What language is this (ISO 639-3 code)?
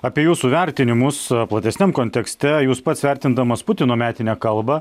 lit